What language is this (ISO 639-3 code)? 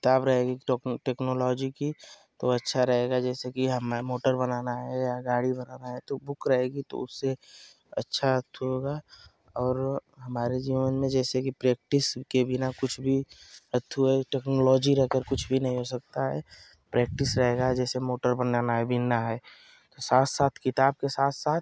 hin